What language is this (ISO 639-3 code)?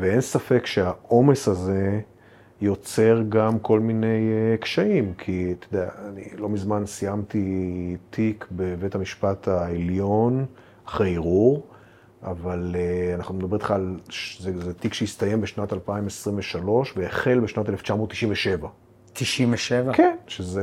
heb